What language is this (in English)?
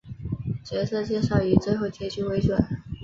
Chinese